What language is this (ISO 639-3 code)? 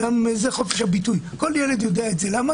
heb